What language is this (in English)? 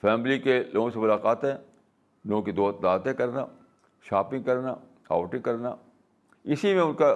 Urdu